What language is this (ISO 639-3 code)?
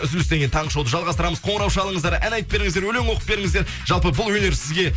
kaz